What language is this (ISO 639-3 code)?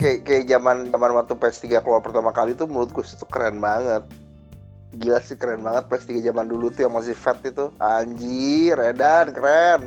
ind